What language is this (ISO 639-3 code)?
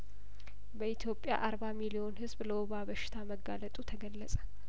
amh